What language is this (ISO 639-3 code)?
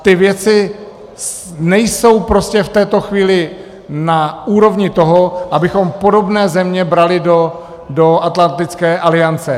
ces